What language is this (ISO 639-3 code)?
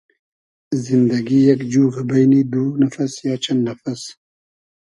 haz